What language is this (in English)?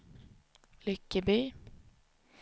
Swedish